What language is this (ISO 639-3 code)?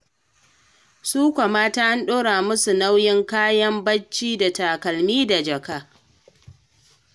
hau